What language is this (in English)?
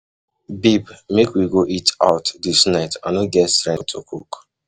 Nigerian Pidgin